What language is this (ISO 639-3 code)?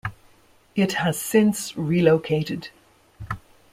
eng